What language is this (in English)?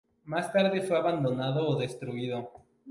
Spanish